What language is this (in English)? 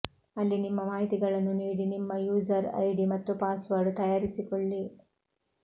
Kannada